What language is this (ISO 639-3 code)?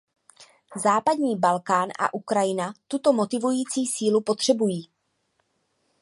ces